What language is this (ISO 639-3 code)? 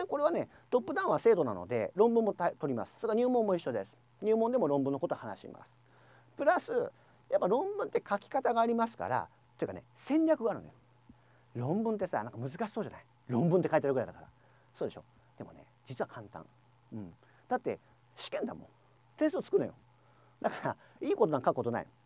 jpn